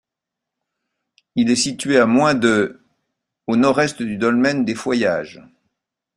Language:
French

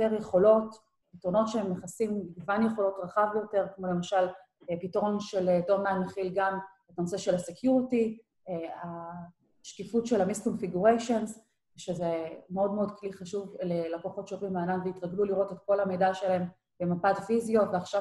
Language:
Hebrew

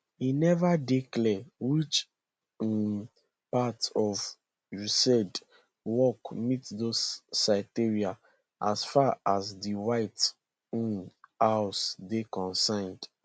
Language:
Nigerian Pidgin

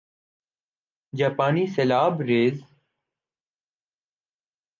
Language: Urdu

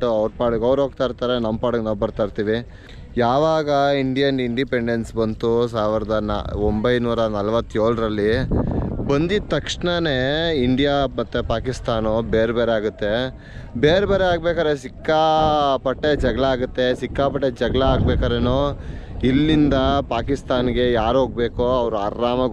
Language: Kannada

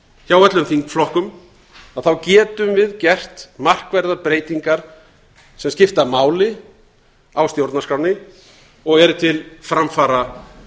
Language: Icelandic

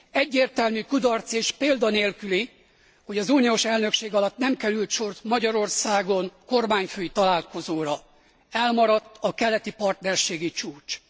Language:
Hungarian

